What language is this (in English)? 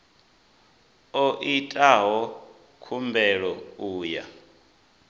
Venda